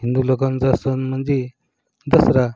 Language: Marathi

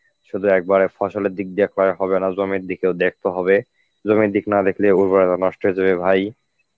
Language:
Bangla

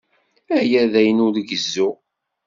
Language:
Kabyle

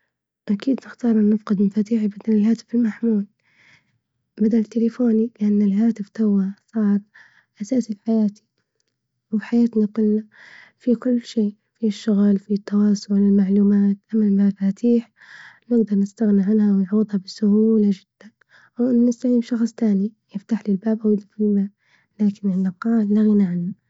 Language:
Libyan Arabic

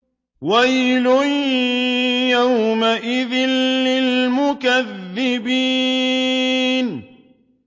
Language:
Arabic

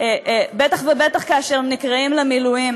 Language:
Hebrew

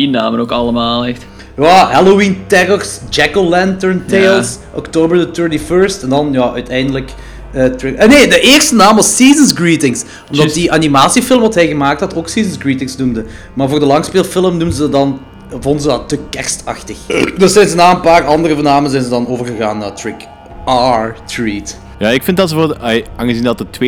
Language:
Dutch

